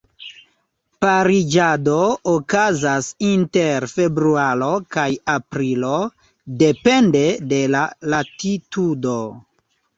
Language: Esperanto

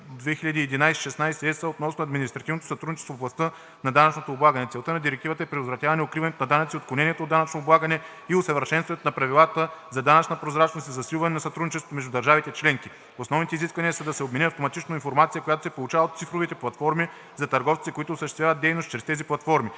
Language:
Bulgarian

